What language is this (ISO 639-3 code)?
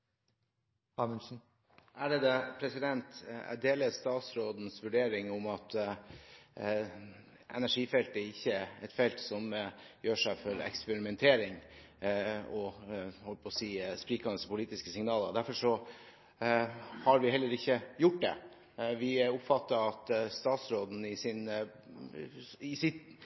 nob